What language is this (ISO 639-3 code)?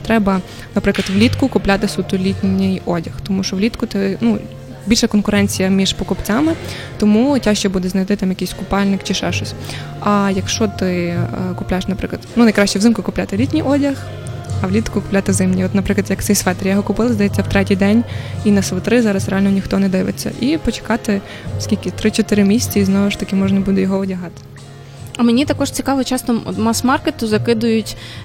ukr